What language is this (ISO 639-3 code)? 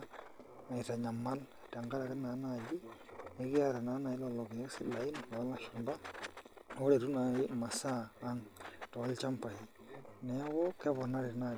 mas